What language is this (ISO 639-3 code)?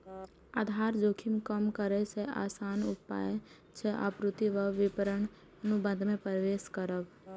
mai